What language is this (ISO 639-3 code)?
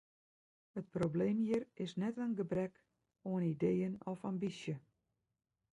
fry